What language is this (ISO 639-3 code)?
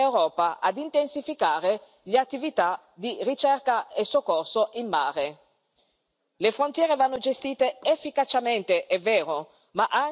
ita